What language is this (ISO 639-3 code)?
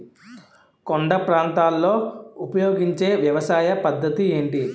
tel